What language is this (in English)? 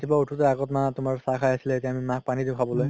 Assamese